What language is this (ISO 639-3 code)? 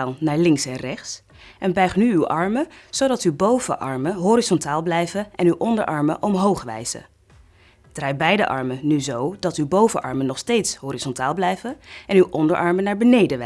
nld